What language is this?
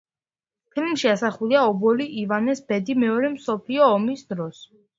Georgian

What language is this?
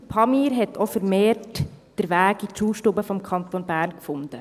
Swiss German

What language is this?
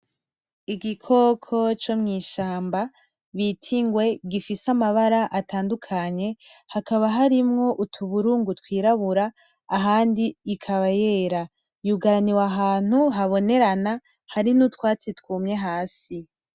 Rundi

